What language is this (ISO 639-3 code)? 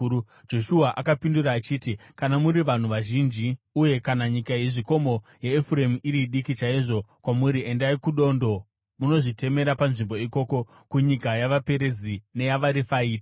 sna